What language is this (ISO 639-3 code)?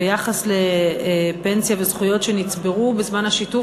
heb